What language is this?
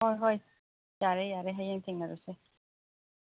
Manipuri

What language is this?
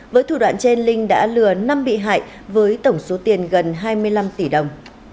Vietnamese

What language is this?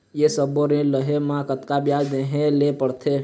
Chhattisgarhi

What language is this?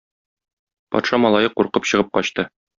Tatar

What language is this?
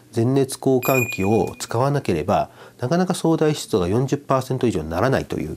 Japanese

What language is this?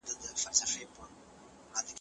Pashto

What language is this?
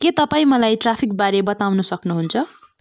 Nepali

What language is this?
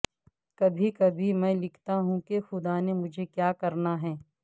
Urdu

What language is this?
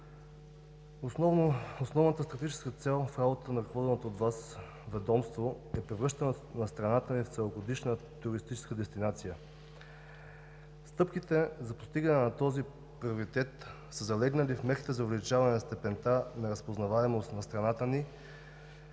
Bulgarian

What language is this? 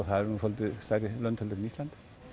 Icelandic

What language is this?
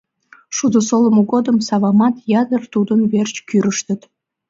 Mari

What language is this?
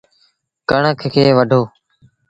Sindhi Bhil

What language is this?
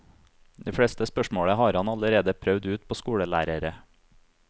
Norwegian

